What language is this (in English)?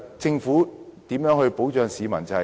Cantonese